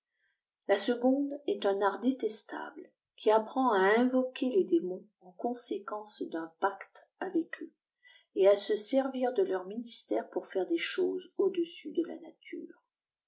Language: French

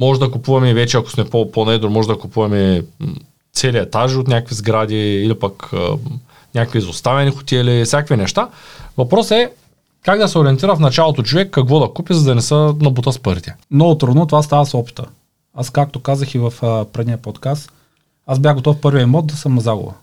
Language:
Bulgarian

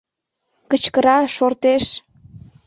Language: Mari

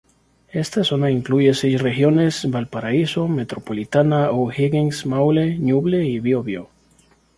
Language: Spanish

